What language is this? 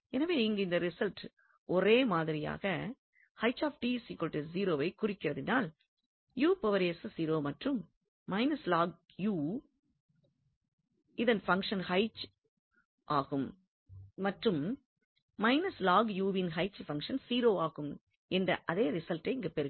Tamil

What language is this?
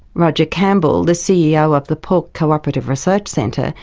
English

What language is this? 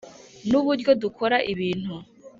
Kinyarwanda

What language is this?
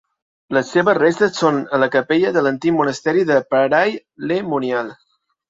Catalan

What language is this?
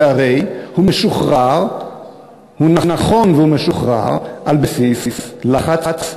Hebrew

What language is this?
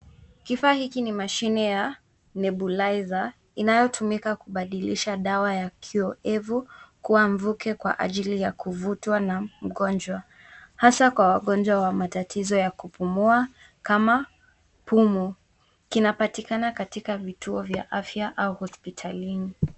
Swahili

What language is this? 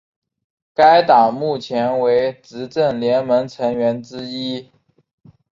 Chinese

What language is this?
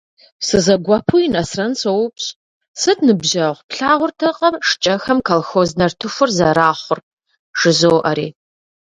Kabardian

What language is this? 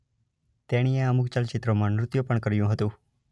Gujarati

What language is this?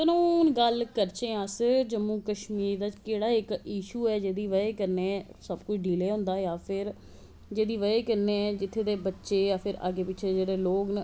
Dogri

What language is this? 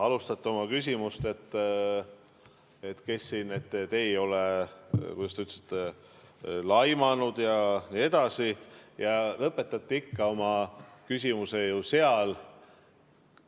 Estonian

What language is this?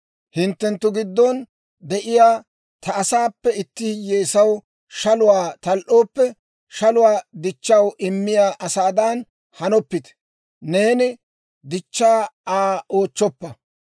Dawro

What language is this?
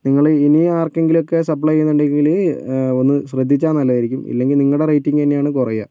Malayalam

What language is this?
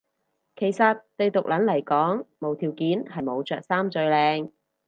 Cantonese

